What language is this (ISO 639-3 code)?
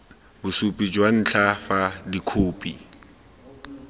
tsn